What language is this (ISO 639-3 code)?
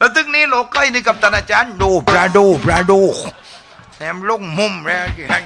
tha